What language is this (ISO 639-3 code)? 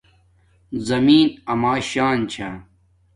dmk